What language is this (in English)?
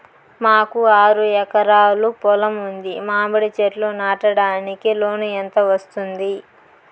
Telugu